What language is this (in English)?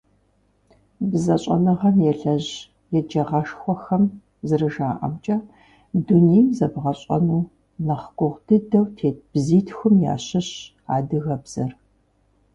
Kabardian